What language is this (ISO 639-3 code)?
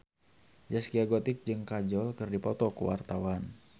sun